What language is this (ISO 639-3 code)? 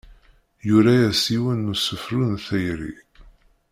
kab